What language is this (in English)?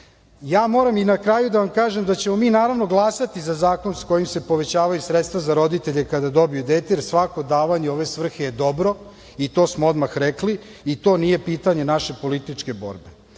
Serbian